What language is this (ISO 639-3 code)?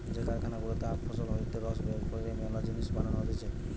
ben